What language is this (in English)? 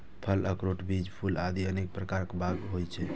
Maithili